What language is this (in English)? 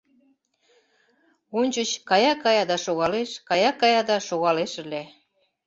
Mari